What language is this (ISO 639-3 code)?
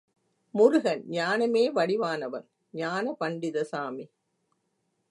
tam